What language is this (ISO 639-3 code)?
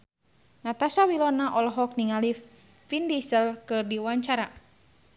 sun